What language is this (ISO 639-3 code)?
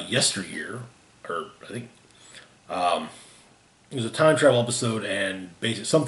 eng